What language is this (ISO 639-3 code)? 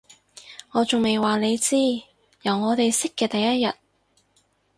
yue